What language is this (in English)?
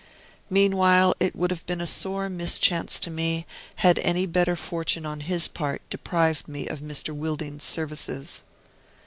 English